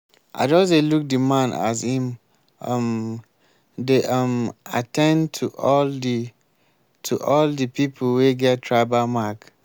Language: Nigerian Pidgin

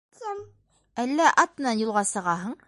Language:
Bashkir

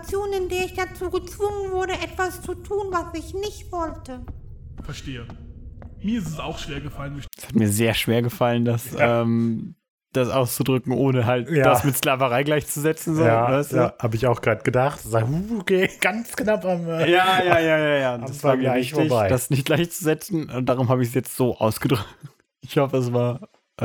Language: German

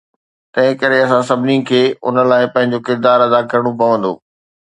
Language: Sindhi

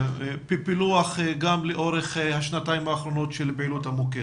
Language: Hebrew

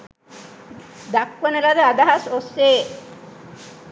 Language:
Sinhala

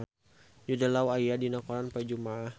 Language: Sundanese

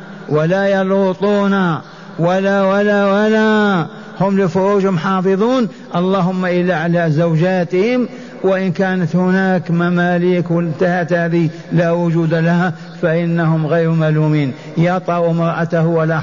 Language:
Arabic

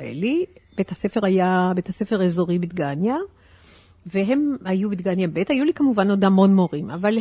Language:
Hebrew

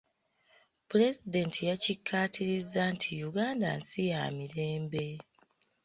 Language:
Ganda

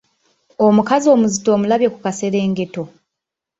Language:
Ganda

